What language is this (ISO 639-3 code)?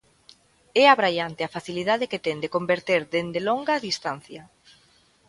glg